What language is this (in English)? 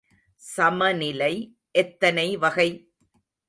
Tamil